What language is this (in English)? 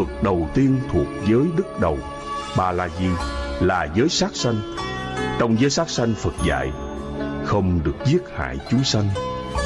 Vietnamese